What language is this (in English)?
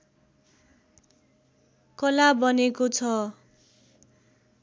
Nepali